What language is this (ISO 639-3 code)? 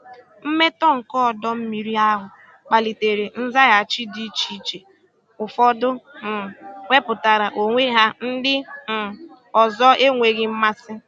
ibo